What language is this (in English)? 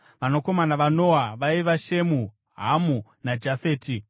Shona